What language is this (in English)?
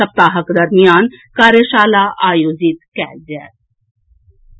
Maithili